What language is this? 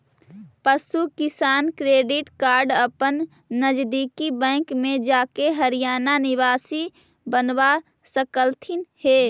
Magahi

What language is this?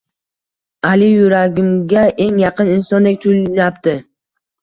Uzbek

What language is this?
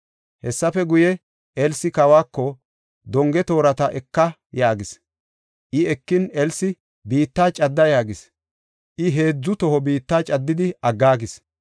Gofa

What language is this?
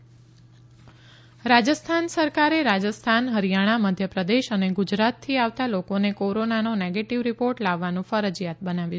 Gujarati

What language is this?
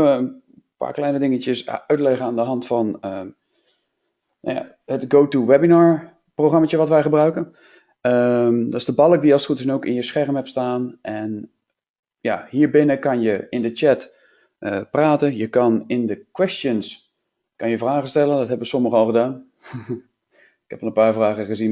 Dutch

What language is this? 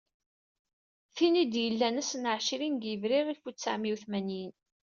Kabyle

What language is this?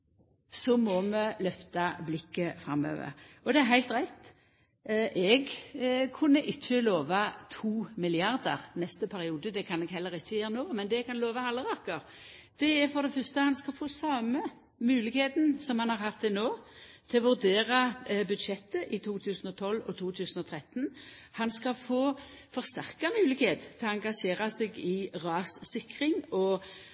Norwegian Nynorsk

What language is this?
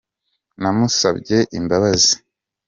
Kinyarwanda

